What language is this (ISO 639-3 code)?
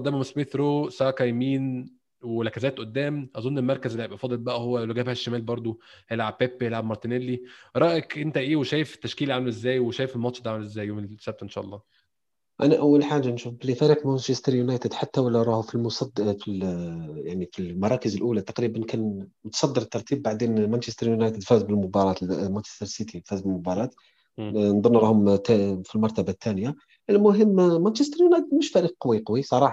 ara